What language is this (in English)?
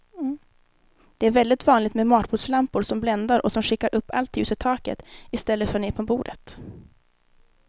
Swedish